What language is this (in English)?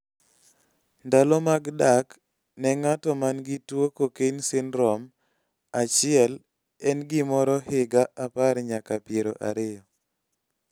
Luo (Kenya and Tanzania)